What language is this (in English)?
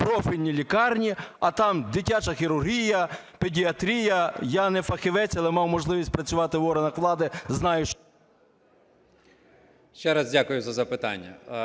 Ukrainian